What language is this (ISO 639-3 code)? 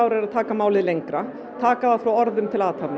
isl